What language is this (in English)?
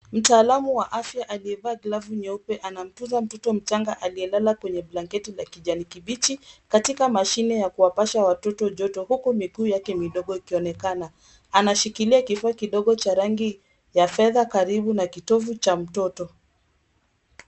Swahili